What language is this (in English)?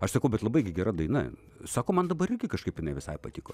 Lithuanian